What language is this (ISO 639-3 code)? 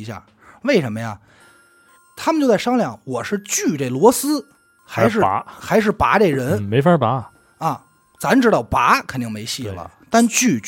zho